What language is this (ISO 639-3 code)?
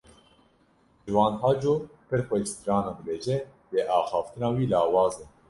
kur